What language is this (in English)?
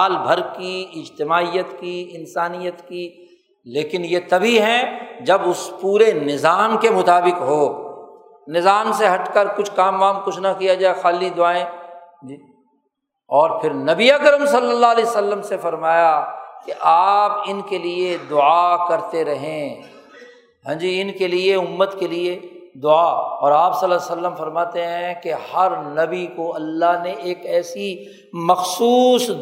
Urdu